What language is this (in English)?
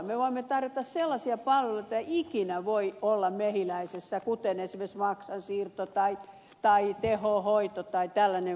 Finnish